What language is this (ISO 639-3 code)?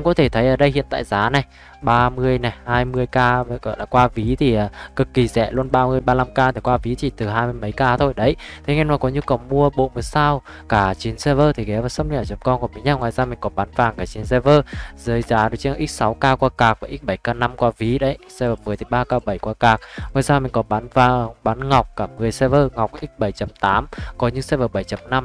vie